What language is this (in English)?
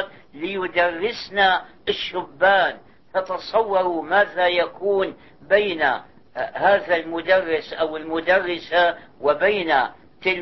Arabic